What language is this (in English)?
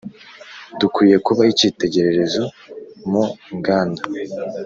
Kinyarwanda